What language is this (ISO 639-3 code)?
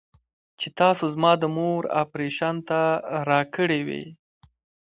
pus